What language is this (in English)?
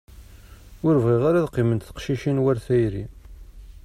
Kabyle